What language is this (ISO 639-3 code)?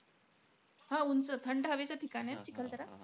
mar